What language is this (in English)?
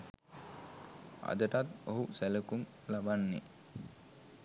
Sinhala